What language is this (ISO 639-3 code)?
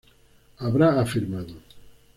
spa